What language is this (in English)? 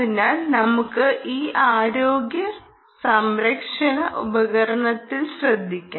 Malayalam